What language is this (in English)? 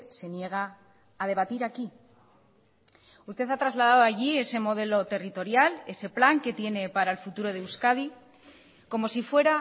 Spanish